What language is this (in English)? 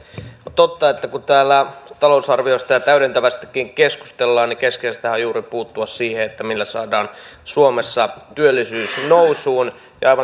Finnish